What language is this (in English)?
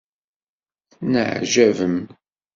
Kabyle